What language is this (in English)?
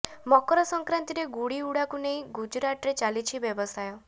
Odia